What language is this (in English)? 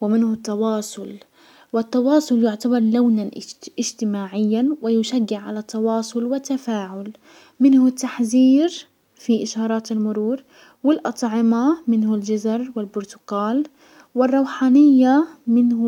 Hijazi Arabic